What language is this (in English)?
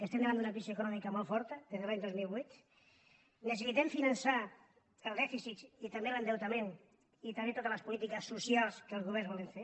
Catalan